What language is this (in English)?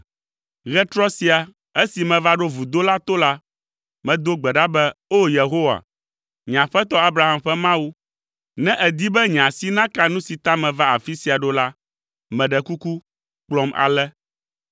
Ewe